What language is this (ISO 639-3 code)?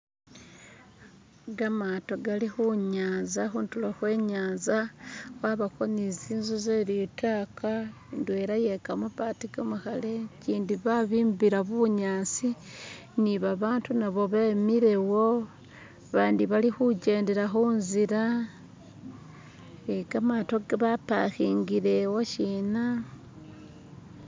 myx